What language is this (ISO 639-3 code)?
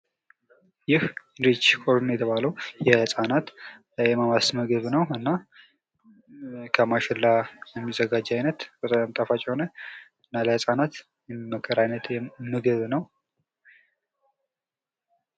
amh